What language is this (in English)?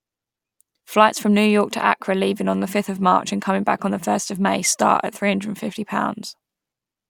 English